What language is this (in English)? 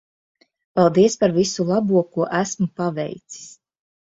Latvian